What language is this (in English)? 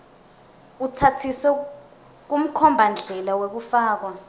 Swati